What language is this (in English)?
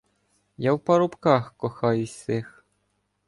Ukrainian